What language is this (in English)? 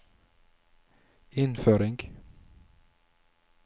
Norwegian